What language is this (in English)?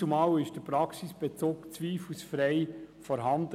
Swiss German